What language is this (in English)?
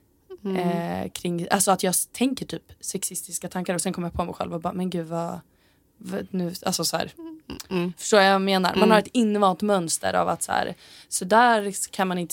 Swedish